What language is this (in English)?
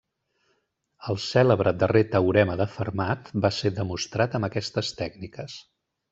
Catalan